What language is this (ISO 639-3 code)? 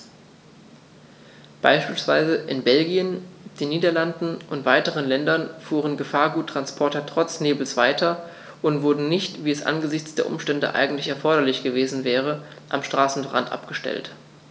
deu